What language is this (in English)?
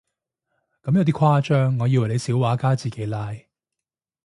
Cantonese